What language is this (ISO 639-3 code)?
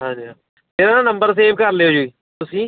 pan